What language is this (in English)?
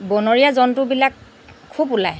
Assamese